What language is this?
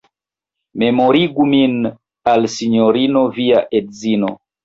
Esperanto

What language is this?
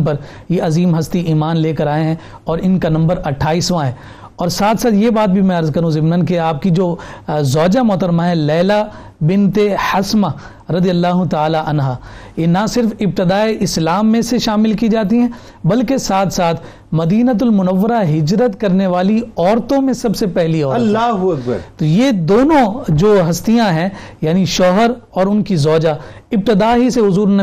Urdu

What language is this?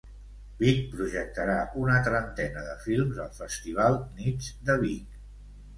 Catalan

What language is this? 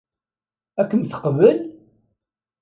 Kabyle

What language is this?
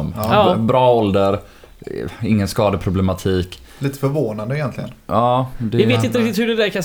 Swedish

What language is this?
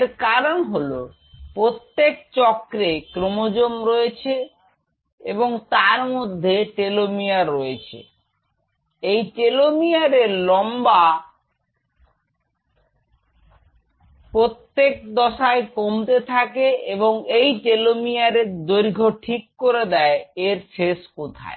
Bangla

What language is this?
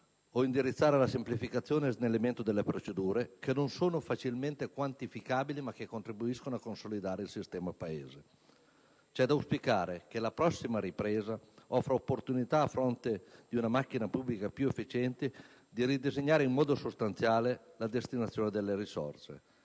Italian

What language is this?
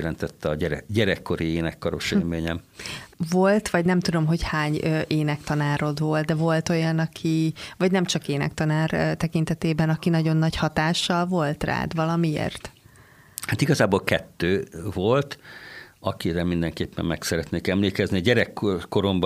Hungarian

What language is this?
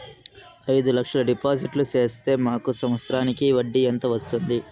Telugu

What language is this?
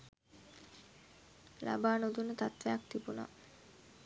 Sinhala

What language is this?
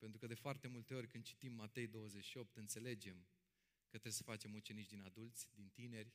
Romanian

